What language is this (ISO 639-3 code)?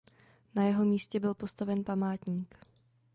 ces